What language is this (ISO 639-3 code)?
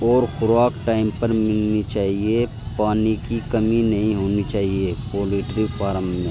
urd